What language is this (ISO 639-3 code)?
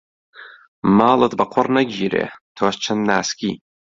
ckb